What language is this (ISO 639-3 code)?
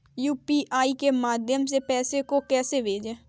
hin